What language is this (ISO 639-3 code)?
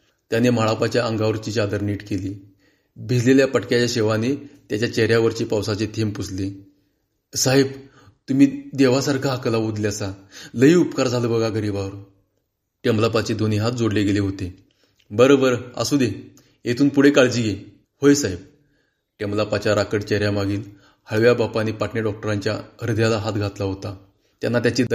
mar